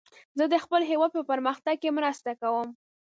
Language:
Pashto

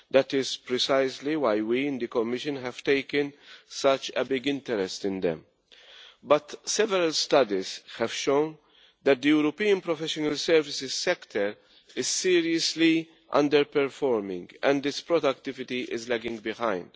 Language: English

